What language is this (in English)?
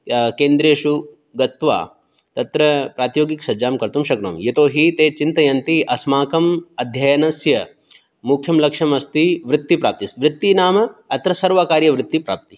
Sanskrit